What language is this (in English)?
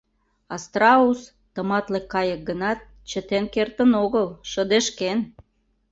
Mari